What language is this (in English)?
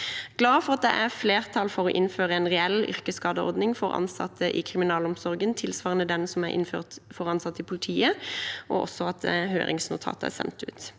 Norwegian